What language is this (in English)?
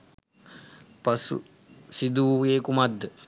Sinhala